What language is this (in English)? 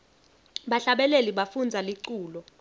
Swati